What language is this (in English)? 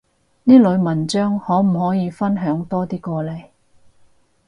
Cantonese